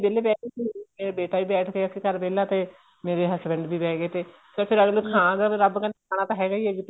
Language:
Punjabi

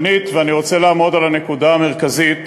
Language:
Hebrew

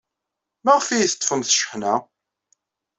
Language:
Kabyle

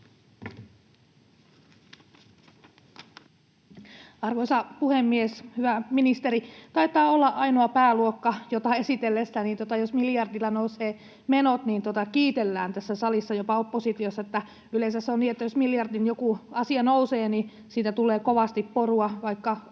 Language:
Finnish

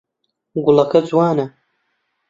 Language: Central Kurdish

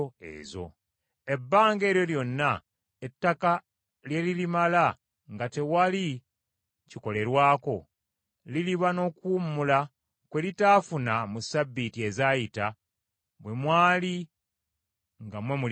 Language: Ganda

